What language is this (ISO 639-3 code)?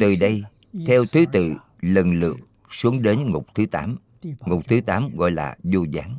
vie